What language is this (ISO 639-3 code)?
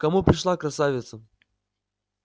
rus